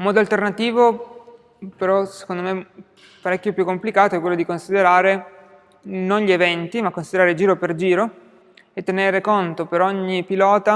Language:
Italian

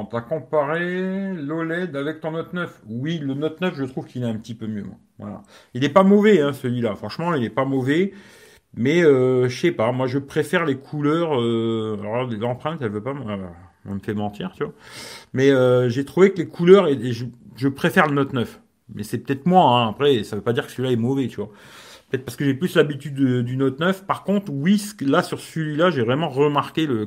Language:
French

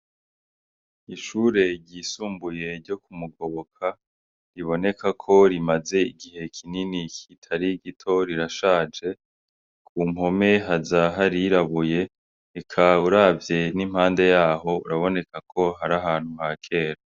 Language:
Rundi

